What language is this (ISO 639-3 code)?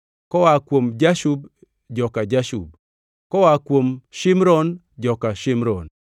luo